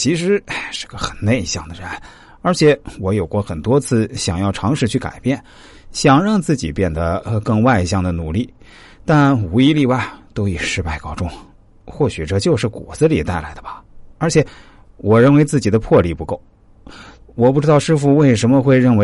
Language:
Chinese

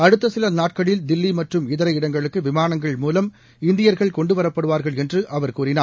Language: Tamil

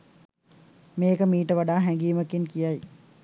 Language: Sinhala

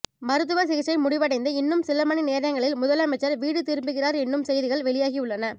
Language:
Tamil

